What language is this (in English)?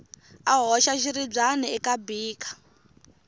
Tsonga